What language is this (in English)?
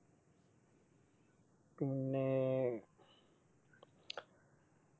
Malayalam